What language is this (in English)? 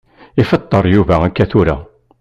Kabyle